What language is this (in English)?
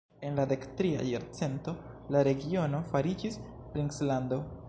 Esperanto